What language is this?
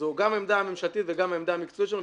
Hebrew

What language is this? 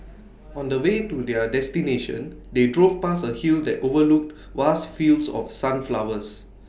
English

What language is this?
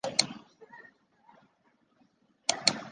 Chinese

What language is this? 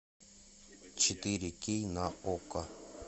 Russian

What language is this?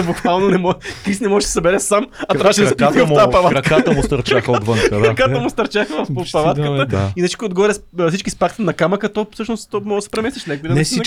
Bulgarian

